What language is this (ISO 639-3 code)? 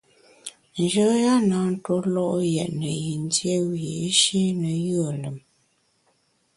bax